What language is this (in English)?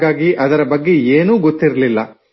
Kannada